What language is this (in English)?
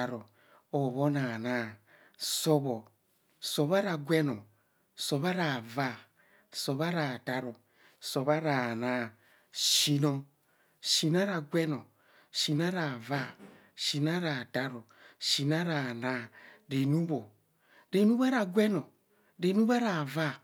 Kohumono